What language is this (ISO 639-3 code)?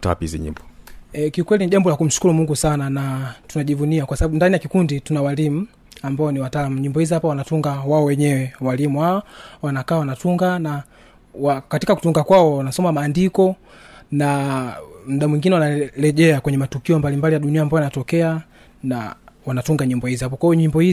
swa